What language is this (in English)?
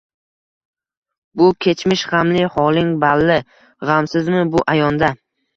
Uzbek